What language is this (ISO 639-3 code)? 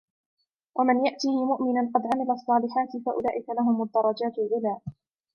ara